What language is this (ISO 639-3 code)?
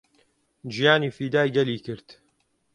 ckb